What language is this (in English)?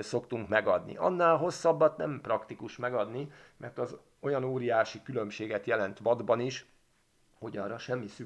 Hungarian